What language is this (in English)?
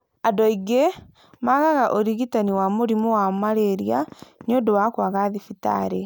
Kikuyu